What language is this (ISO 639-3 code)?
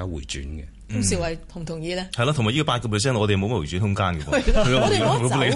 zho